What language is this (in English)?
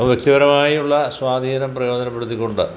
Malayalam